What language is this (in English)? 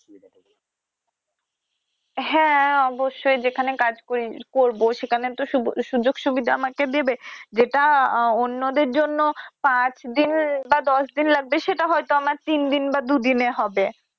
Bangla